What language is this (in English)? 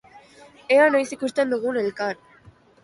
Basque